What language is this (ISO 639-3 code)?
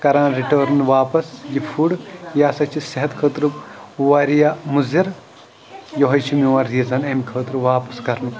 kas